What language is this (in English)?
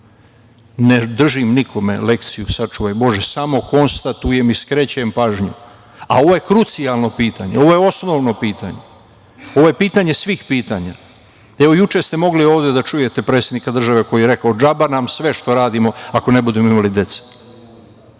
Serbian